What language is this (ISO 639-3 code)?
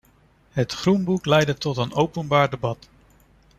nld